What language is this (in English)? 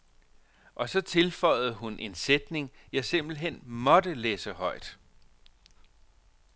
Danish